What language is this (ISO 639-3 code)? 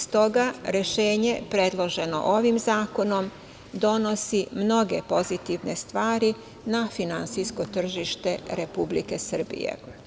srp